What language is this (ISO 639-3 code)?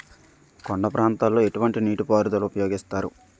tel